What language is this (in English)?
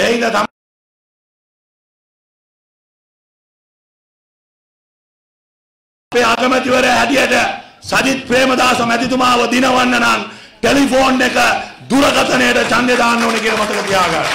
Hindi